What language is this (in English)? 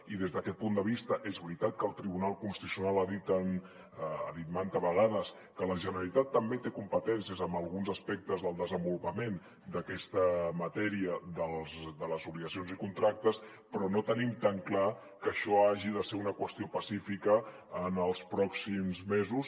Catalan